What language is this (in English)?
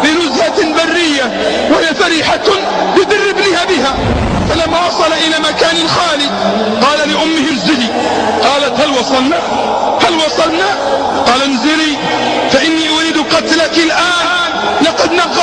Arabic